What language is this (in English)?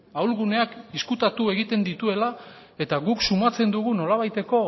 Basque